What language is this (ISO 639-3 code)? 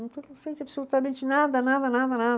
por